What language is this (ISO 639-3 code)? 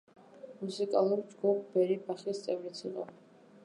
kat